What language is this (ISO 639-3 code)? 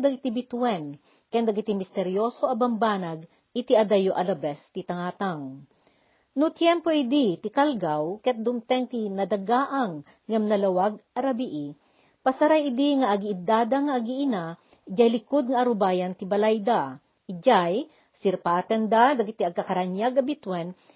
fil